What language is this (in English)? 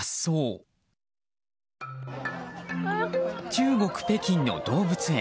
Japanese